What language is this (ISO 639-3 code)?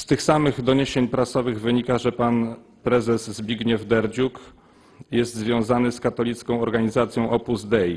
pol